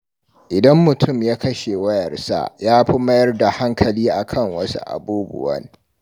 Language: Hausa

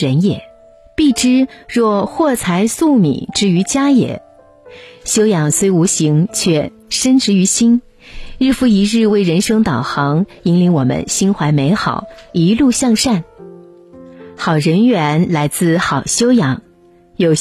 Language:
Chinese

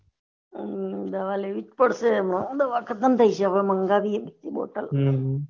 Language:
Gujarati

